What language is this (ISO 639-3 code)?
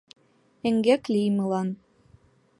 chm